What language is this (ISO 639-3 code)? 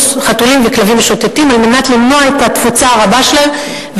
heb